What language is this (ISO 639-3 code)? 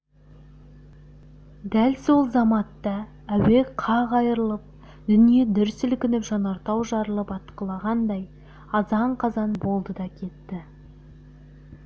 kaz